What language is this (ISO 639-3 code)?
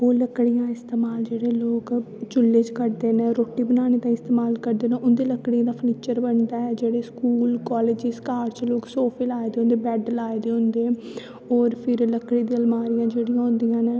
doi